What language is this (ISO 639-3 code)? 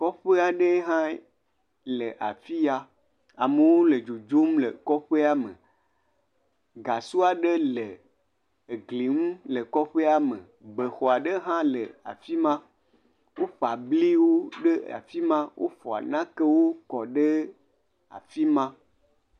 ewe